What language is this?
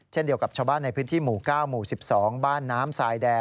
Thai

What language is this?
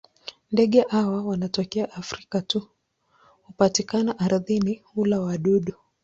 Swahili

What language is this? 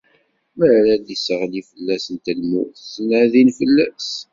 Kabyle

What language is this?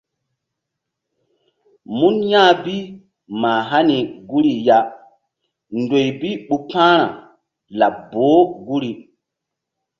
Mbum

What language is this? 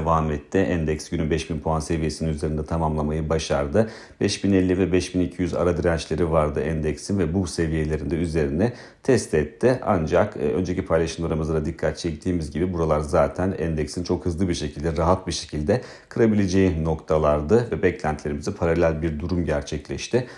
Turkish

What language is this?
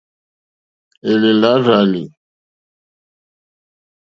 Mokpwe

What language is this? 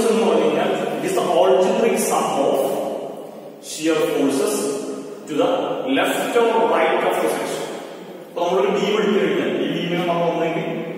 Romanian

